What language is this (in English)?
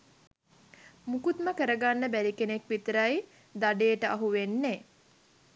Sinhala